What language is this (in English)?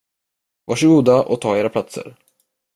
Swedish